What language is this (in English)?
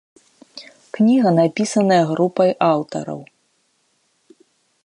Belarusian